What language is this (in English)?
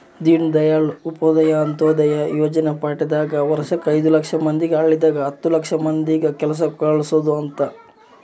Kannada